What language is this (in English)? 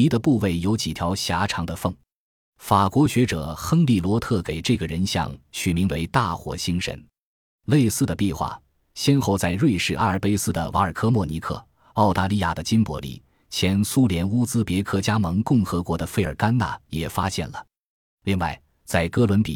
Chinese